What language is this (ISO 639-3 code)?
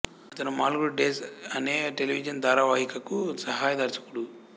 tel